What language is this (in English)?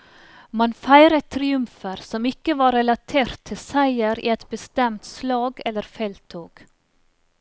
Norwegian